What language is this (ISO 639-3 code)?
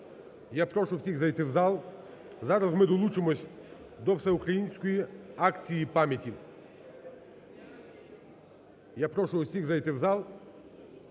ukr